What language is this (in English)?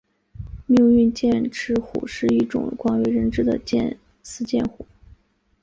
Chinese